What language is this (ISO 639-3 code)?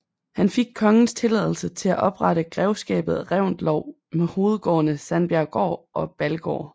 dan